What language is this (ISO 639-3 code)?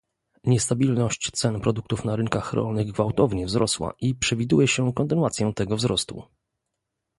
pol